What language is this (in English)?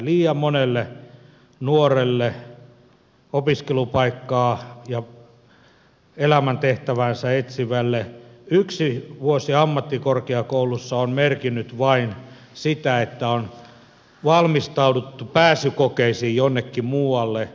Finnish